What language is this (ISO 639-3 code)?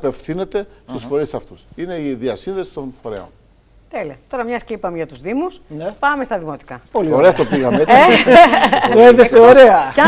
ell